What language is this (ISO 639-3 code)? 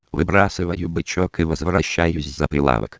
rus